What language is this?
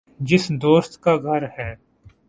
Urdu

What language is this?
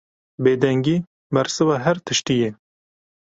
Kurdish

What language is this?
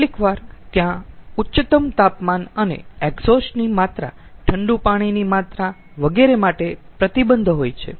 Gujarati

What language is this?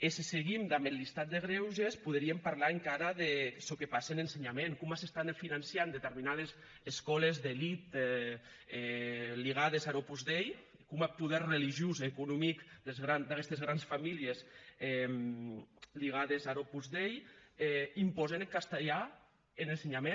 Catalan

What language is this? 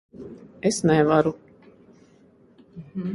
Latvian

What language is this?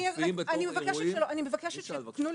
Hebrew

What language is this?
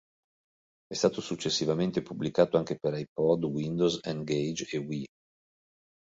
Italian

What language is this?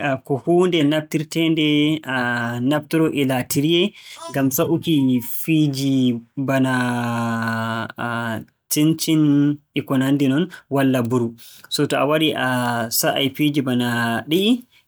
Borgu Fulfulde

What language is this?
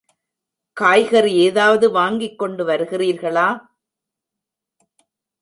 Tamil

